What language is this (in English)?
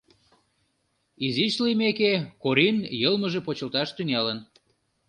Mari